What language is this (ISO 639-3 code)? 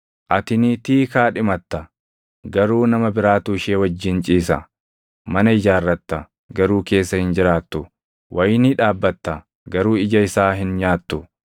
orm